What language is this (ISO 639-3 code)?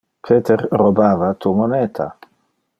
ina